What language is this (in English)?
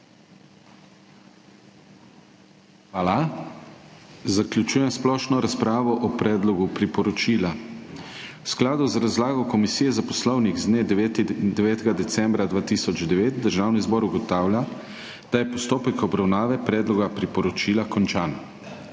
Slovenian